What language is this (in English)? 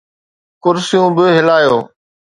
Sindhi